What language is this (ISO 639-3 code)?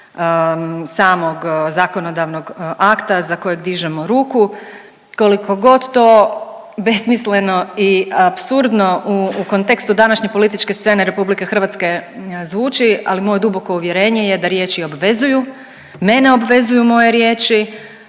hrv